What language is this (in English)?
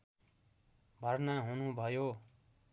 Nepali